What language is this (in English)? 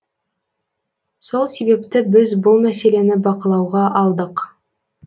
Kazakh